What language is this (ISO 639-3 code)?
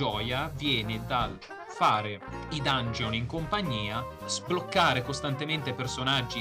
ita